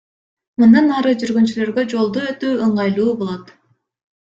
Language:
Kyrgyz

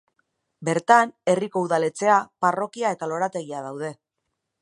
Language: Basque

